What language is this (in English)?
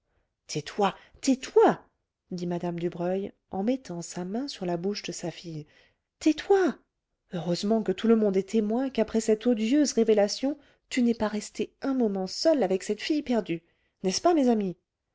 French